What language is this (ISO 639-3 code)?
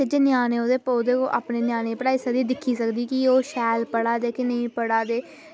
doi